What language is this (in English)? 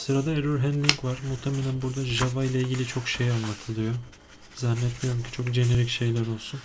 Turkish